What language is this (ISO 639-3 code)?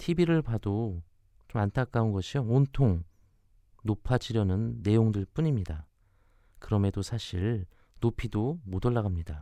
kor